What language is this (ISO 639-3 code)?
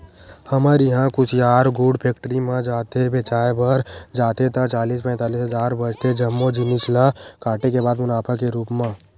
hne